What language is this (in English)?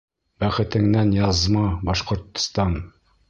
Bashkir